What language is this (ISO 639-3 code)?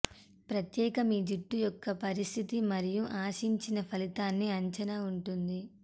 tel